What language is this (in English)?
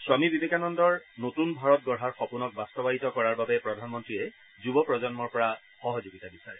Assamese